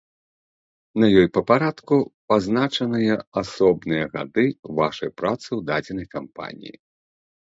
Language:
Belarusian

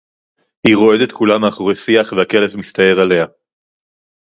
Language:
Hebrew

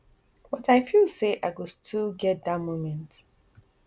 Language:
Nigerian Pidgin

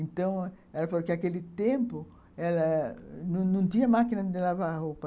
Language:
Portuguese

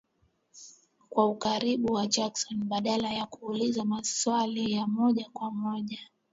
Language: Swahili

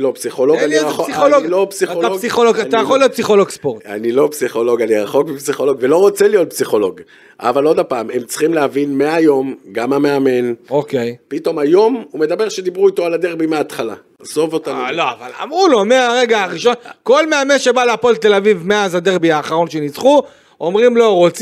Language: Hebrew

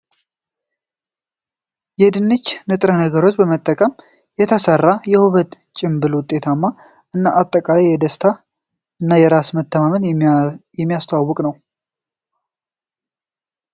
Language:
Amharic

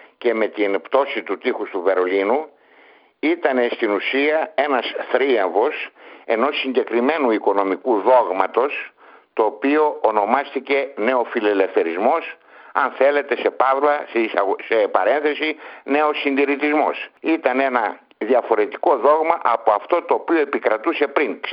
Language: Greek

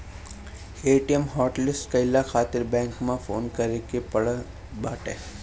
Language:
Bhojpuri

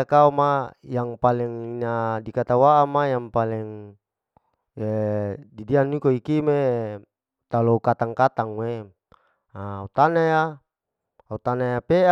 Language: Larike-Wakasihu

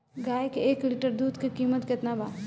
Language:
Bhojpuri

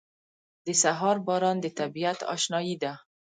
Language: Pashto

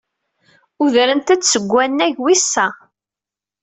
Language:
Kabyle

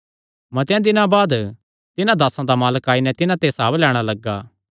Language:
Kangri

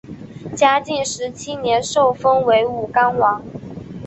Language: Chinese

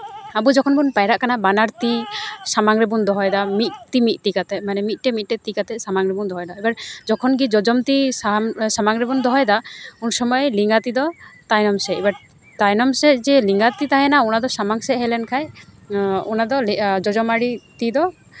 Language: Santali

